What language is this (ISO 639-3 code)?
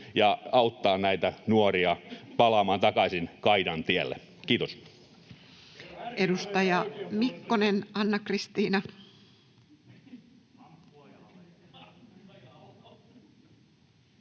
fin